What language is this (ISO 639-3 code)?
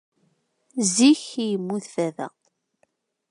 kab